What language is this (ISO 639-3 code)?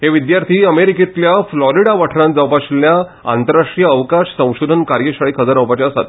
kok